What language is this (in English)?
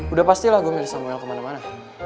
Indonesian